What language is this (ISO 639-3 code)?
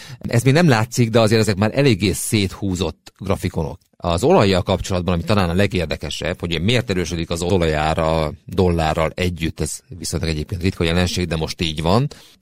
hun